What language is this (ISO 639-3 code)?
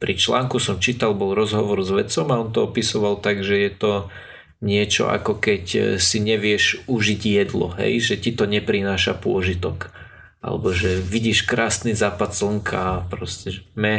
slk